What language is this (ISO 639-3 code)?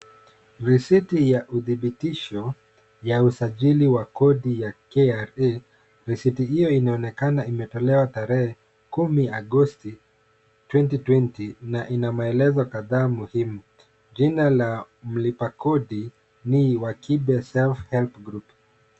swa